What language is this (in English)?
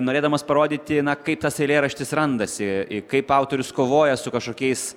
Lithuanian